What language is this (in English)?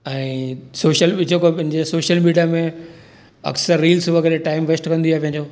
Sindhi